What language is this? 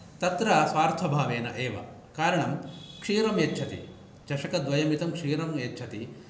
Sanskrit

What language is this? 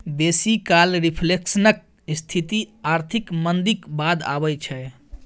Maithili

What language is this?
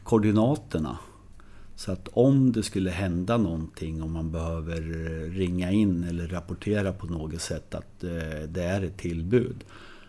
Swedish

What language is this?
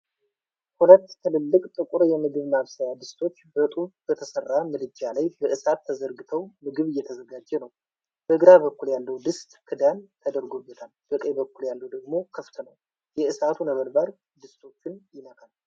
Amharic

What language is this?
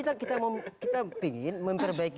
Indonesian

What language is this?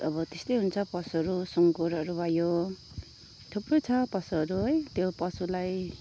Nepali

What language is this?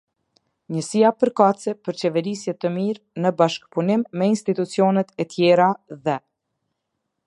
Albanian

